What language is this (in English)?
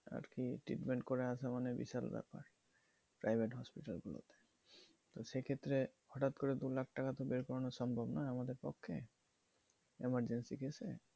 Bangla